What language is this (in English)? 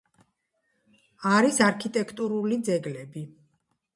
Georgian